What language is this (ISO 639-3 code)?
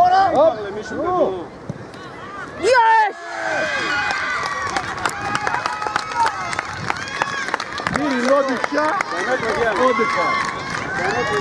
ell